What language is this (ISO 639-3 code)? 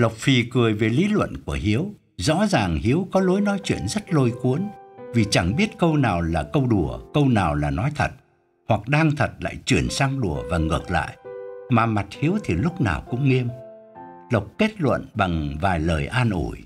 vie